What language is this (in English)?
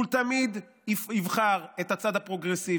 Hebrew